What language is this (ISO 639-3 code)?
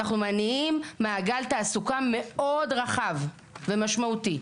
heb